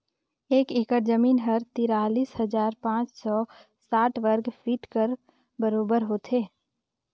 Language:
Chhattisgarhi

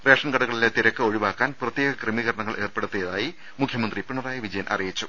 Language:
Malayalam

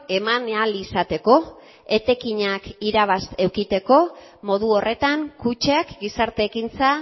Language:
Basque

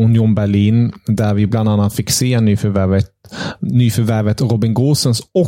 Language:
Swedish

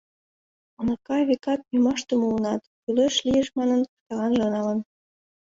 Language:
Mari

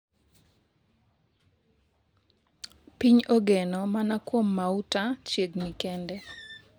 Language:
Luo (Kenya and Tanzania)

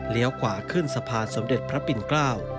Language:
Thai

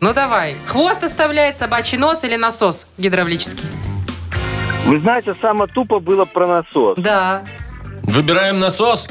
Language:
Russian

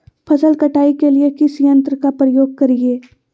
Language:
Magahi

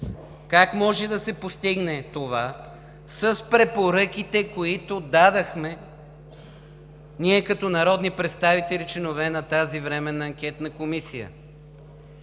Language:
Bulgarian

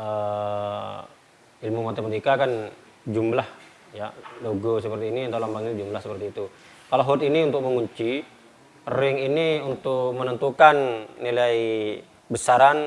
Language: Indonesian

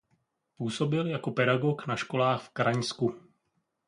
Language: Czech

